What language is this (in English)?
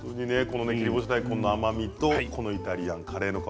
Japanese